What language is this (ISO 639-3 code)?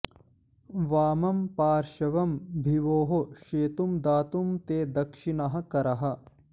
san